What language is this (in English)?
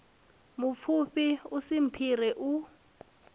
Venda